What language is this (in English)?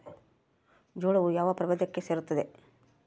Kannada